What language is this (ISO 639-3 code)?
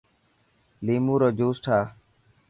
mki